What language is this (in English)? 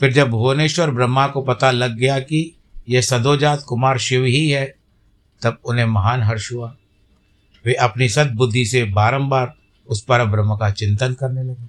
Hindi